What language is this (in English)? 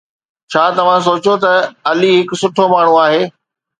Sindhi